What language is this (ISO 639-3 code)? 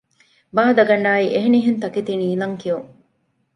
div